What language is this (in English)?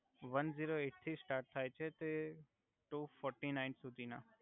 Gujarati